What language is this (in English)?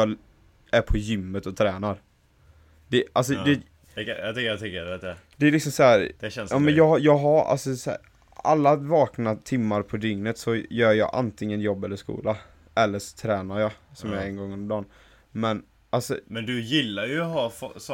Swedish